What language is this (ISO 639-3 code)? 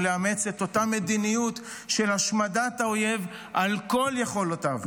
heb